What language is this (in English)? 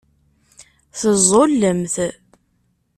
Kabyle